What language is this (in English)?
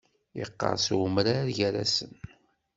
Kabyle